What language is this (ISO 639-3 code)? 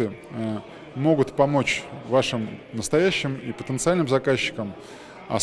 rus